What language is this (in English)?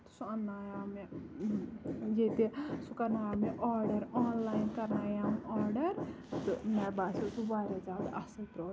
Kashmiri